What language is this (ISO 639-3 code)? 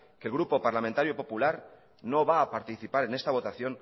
spa